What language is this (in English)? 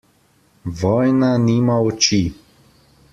Slovenian